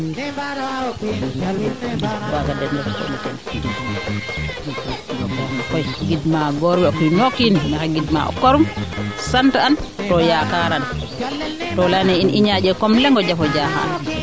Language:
Serer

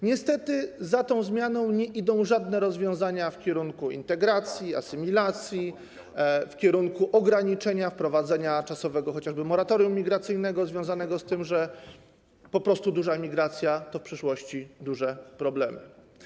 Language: Polish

